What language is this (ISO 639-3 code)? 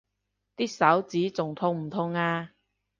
yue